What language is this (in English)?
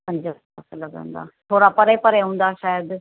Sindhi